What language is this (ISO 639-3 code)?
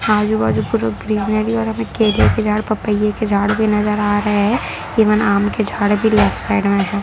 hin